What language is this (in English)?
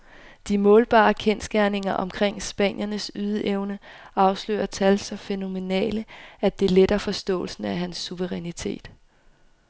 Danish